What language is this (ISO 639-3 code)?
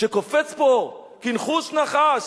heb